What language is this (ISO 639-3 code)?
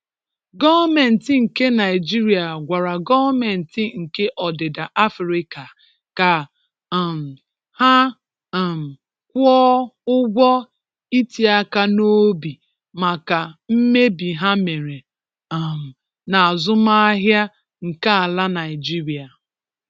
ibo